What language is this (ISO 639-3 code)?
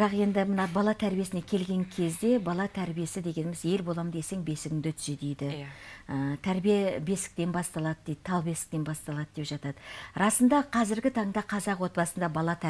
tur